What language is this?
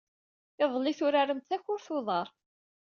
Kabyle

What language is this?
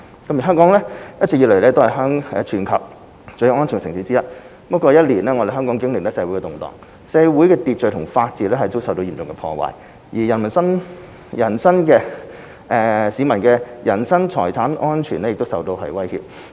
Cantonese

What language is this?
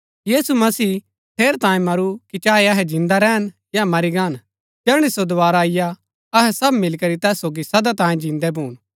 Gaddi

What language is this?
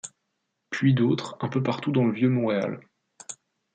French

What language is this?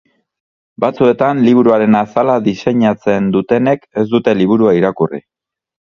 Basque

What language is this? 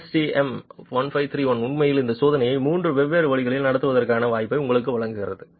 Tamil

